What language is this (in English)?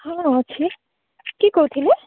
Odia